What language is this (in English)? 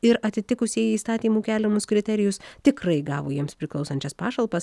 Lithuanian